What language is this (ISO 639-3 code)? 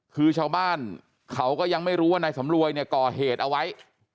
tha